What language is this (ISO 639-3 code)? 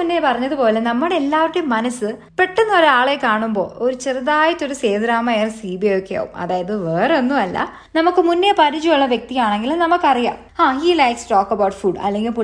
mal